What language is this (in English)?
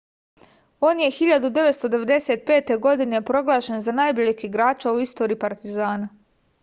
Serbian